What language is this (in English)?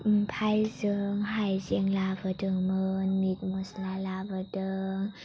Bodo